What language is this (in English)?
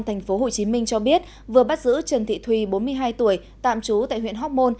Vietnamese